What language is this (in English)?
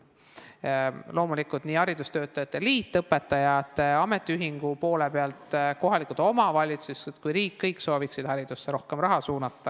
Estonian